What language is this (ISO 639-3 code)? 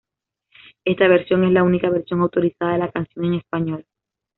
spa